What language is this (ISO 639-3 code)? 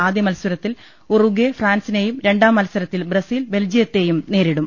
mal